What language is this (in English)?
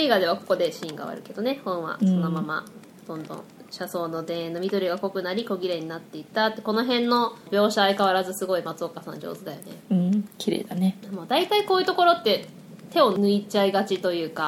Japanese